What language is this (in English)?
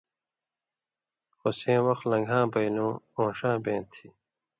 Indus Kohistani